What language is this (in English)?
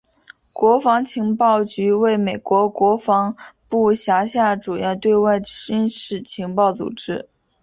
Chinese